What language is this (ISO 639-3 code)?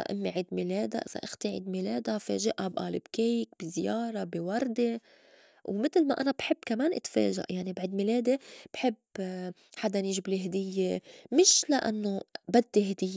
apc